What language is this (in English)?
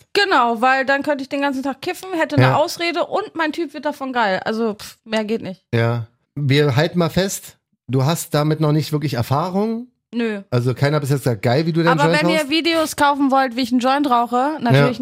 German